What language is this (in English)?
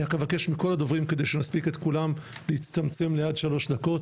Hebrew